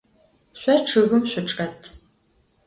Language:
Adyghe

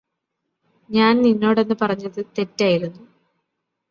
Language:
Malayalam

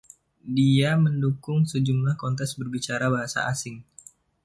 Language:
Indonesian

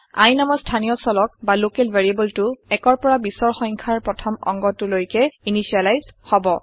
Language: Assamese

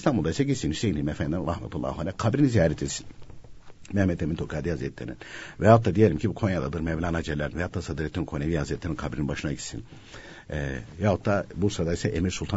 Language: Turkish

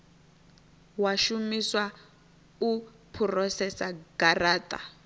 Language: Venda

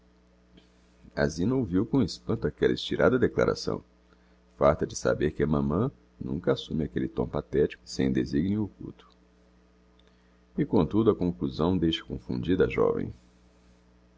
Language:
Portuguese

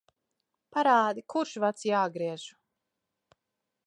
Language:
Latvian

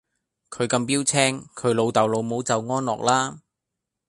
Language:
Cantonese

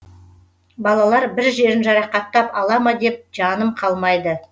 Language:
Kazakh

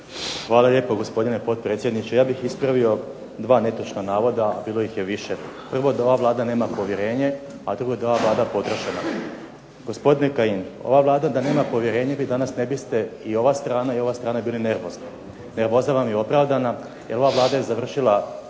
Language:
Croatian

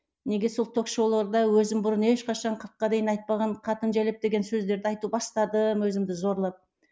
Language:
Kazakh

